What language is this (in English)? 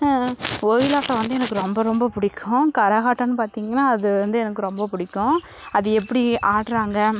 Tamil